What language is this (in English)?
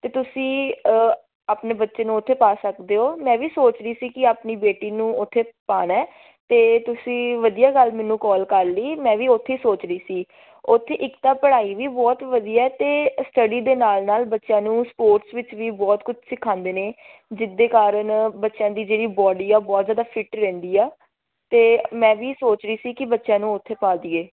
Punjabi